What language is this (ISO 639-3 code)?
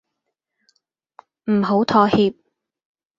yue